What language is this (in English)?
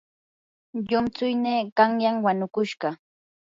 Yanahuanca Pasco Quechua